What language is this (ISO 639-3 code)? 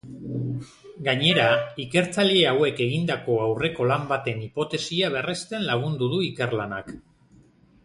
eus